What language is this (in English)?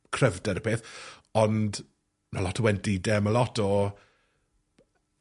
Welsh